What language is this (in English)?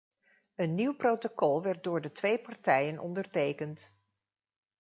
Dutch